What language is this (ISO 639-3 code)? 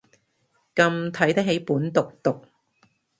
yue